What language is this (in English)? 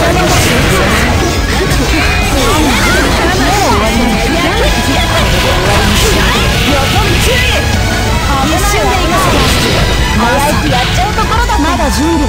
Japanese